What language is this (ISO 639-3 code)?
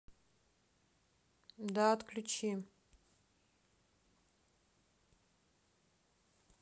rus